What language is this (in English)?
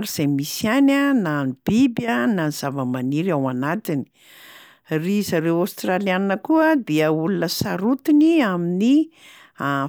Malagasy